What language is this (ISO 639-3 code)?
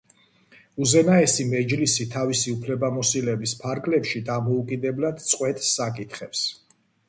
kat